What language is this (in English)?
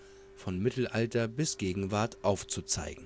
German